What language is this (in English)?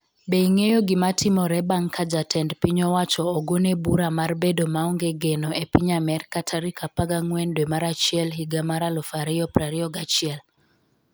Luo (Kenya and Tanzania)